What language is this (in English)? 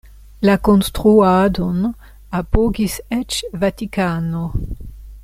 Esperanto